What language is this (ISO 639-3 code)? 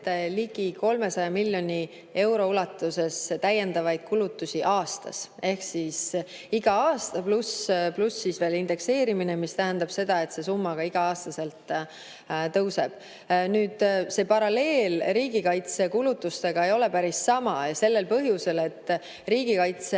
est